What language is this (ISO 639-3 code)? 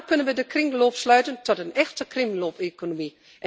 nld